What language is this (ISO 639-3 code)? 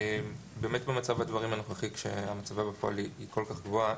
heb